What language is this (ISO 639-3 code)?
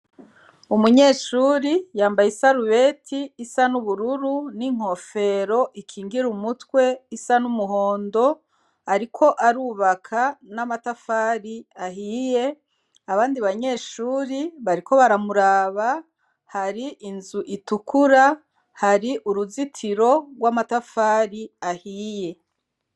run